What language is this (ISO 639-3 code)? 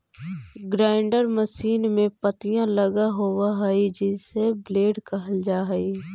mag